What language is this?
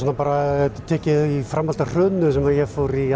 Icelandic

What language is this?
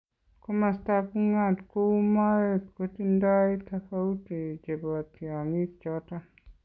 Kalenjin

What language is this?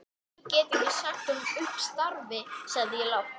Icelandic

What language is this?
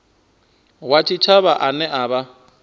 Venda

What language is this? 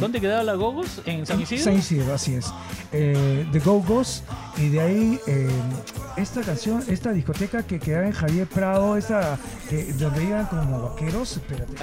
Spanish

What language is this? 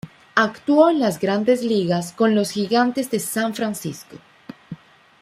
Spanish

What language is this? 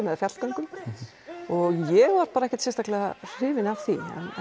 Icelandic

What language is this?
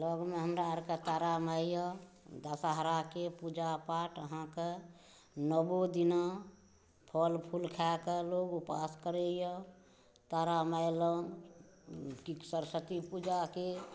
Maithili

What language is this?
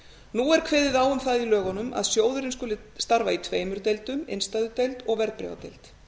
Icelandic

